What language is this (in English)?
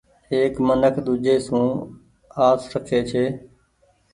Goaria